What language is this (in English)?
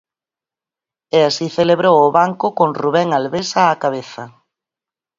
Galician